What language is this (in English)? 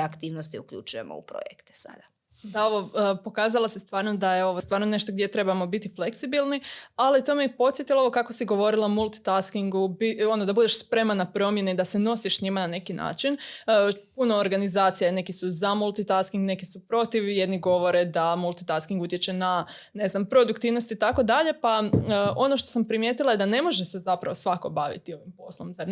Croatian